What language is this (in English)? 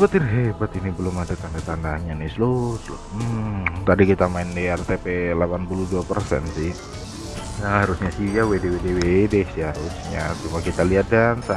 Indonesian